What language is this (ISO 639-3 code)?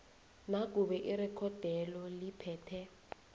nbl